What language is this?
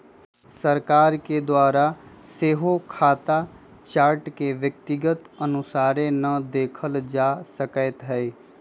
Magahi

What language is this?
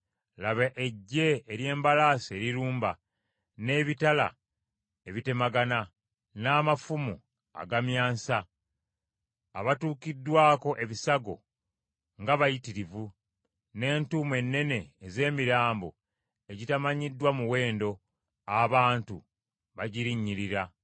Ganda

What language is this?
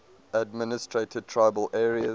English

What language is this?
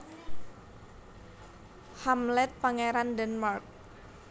Javanese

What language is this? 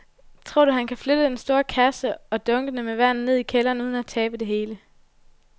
Danish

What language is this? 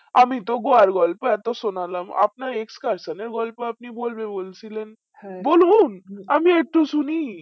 Bangla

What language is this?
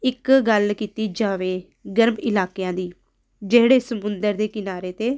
Punjabi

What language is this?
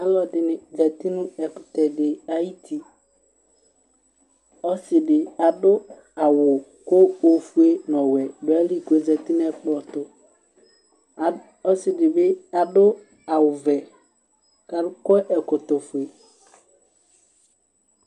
Ikposo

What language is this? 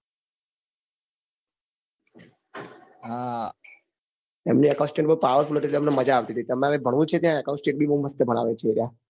Gujarati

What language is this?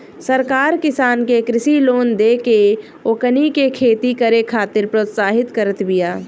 Bhojpuri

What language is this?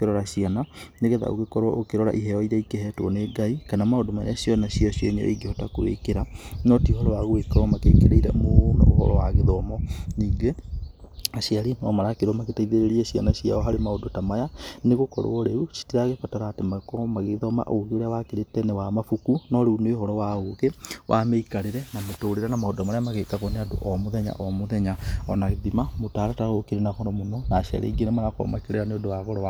Kikuyu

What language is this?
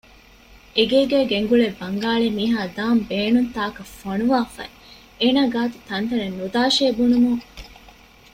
Divehi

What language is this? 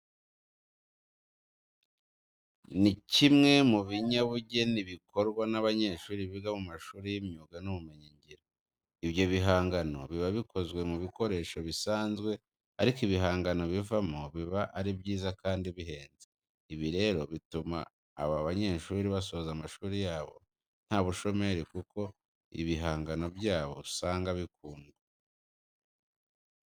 Kinyarwanda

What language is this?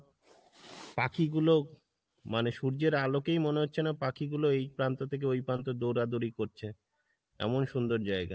Bangla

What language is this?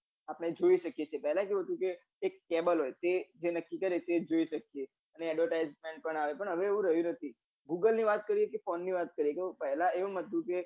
Gujarati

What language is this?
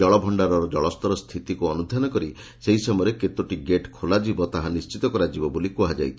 Odia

